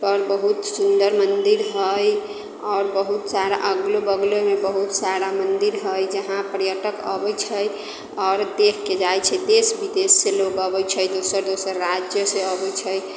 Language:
Maithili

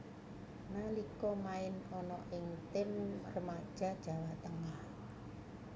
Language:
Javanese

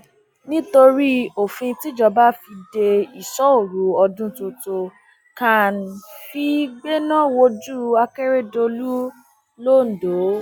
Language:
Yoruba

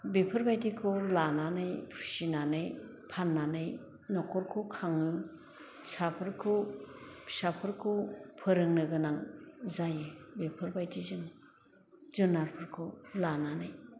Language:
Bodo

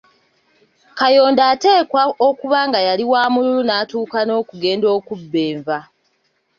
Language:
Ganda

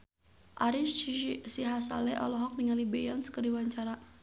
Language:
Sundanese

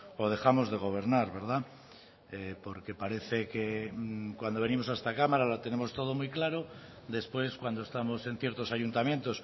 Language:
Spanish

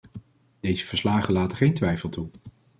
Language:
Dutch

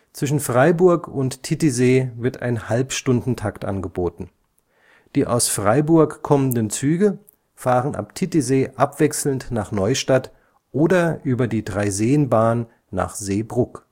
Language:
German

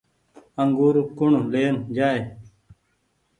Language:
Goaria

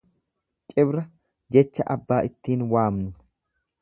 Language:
Oromo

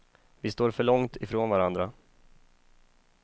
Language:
Swedish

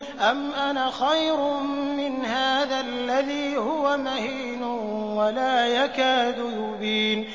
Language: Arabic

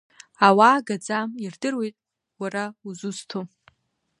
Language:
Abkhazian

